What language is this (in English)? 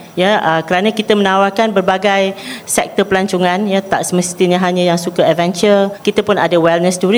Malay